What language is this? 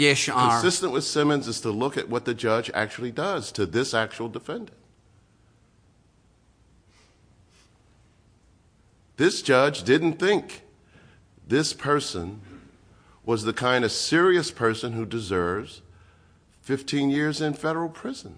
English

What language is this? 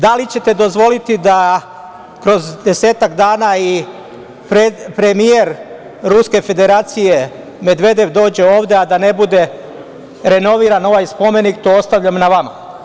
Serbian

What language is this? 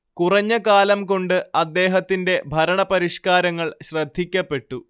Malayalam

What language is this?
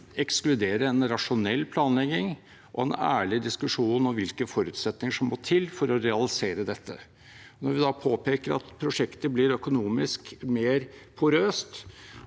Norwegian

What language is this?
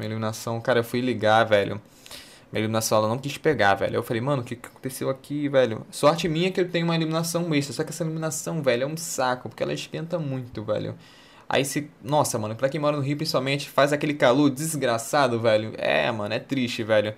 Portuguese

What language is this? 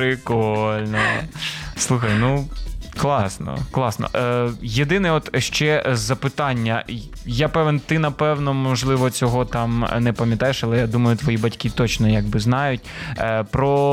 Ukrainian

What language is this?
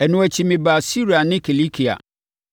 Akan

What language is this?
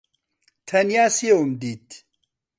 Central Kurdish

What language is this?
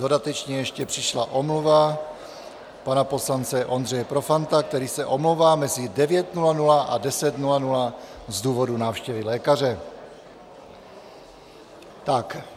Czech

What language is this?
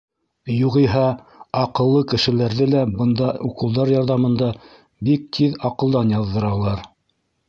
Bashkir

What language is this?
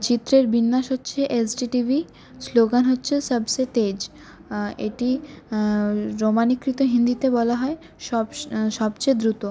Bangla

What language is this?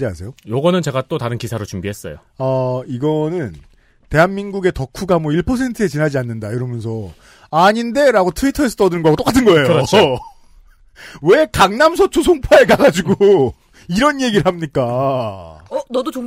Korean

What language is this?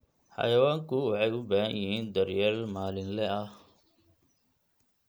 Somali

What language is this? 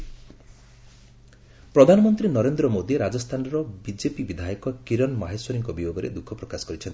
Odia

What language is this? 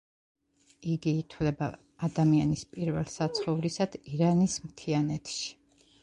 Georgian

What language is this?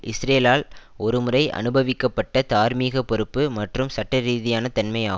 Tamil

